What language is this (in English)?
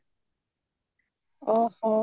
Odia